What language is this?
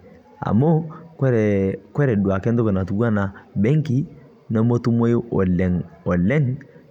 Masai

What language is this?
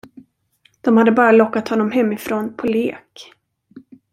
Swedish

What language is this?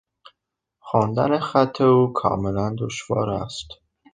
Persian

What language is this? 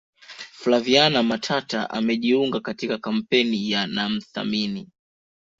Swahili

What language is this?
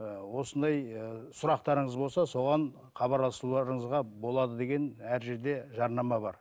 Kazakh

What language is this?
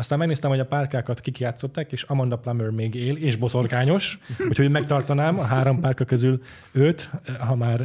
Hungarian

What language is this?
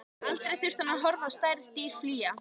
Icelandic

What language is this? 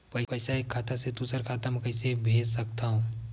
Chhattisgarhi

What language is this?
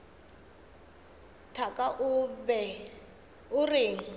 Northern Sotho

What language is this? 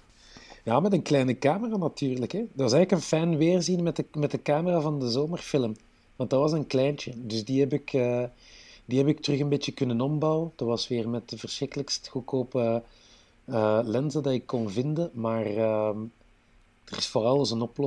Dutch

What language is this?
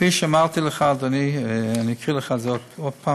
Hebrew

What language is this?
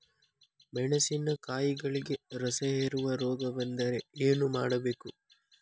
Kannada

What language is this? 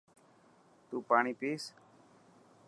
Dhatki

